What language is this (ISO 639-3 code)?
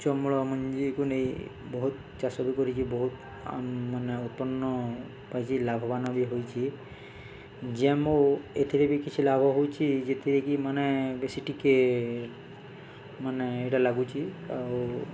ori